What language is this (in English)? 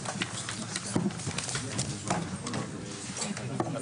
Hebrew